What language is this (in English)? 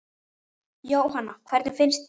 Icelandic